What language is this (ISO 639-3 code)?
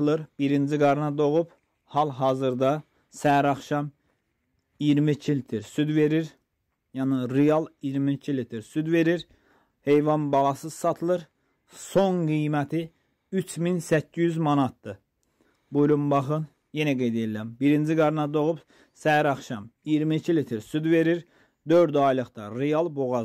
tur